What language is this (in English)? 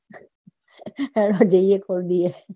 Gujarati